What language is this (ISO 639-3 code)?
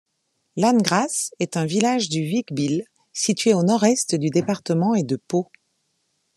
fra